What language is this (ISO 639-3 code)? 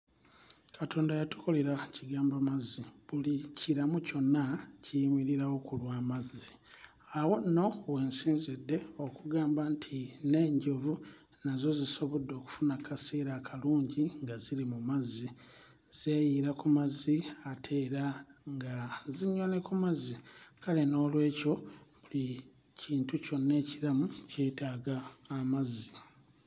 lug